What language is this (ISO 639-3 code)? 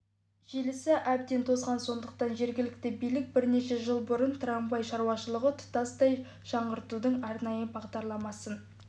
kaz